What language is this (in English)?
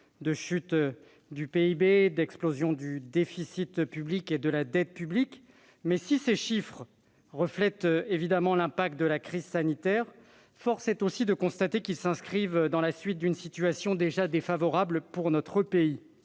French